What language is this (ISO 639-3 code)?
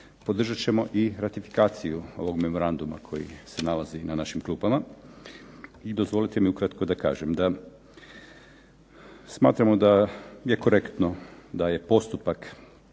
hrv